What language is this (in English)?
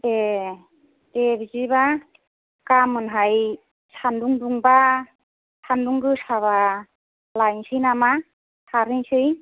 Bodo